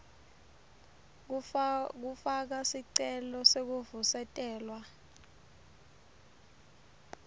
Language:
Swati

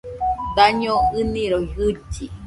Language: Nüpode Huitoto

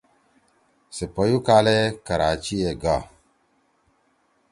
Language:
Torwali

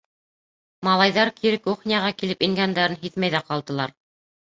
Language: Bashkir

